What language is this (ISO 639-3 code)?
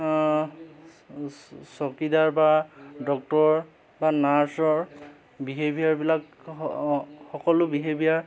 asm